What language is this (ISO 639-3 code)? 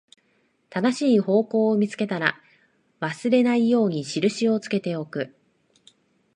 jpn